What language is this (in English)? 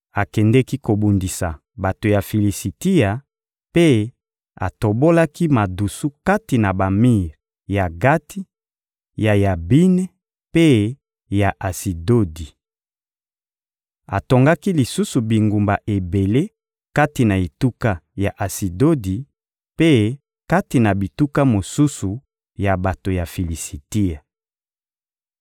Lingala